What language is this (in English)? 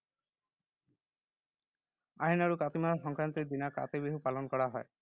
Assamese